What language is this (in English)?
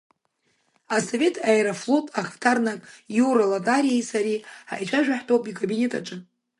Abkhazian